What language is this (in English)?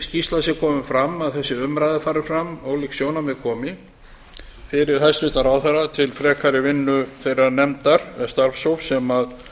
Icelandic